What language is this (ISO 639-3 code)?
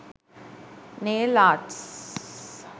sin